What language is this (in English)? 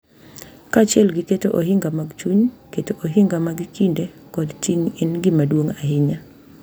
Luo (Kenya and Tanzania)